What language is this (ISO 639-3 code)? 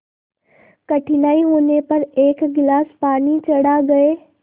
hin